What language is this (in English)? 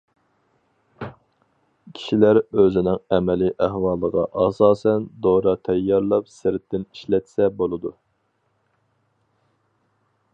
Uyghur